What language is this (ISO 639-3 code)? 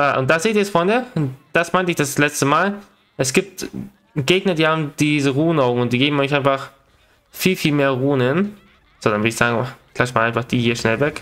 deu